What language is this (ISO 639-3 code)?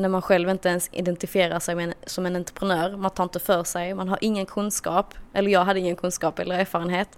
swe